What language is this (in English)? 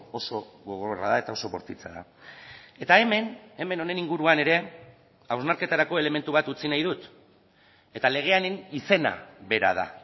Basque